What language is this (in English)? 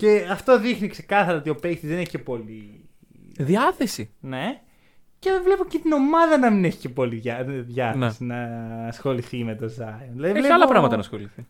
Greek